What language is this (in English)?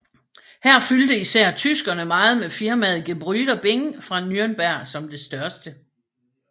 Danish